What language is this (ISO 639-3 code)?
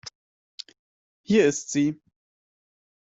deu